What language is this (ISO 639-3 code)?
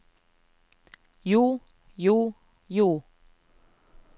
nor